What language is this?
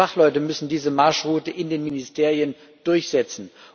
German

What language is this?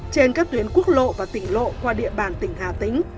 Vietnamese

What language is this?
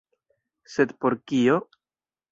Esperanto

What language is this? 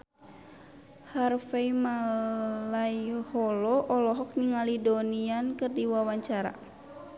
Sundanese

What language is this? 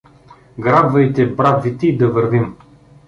Bulgarian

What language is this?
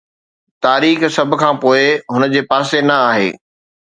Sindhi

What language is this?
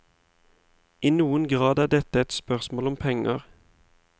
Norwegian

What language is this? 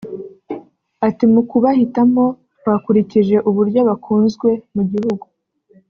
Kinyarwanda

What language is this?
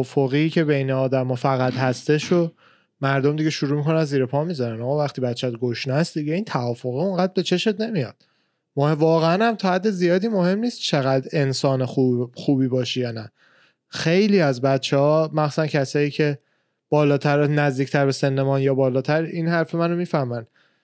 Persian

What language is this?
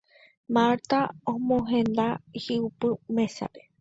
Guarani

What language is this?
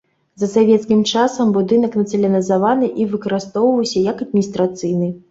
Belarusian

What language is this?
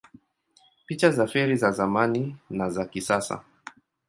Swahili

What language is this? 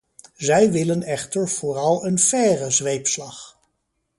Dutch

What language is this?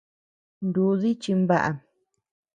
Tepeuxila Cuicatec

